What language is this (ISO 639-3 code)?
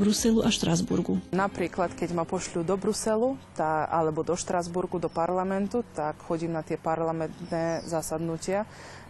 slk